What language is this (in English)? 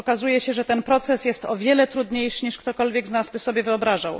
Polish